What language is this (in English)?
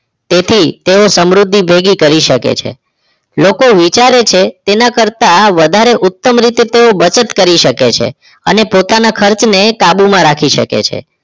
Gujarati